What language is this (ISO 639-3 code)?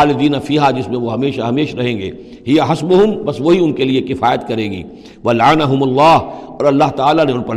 urd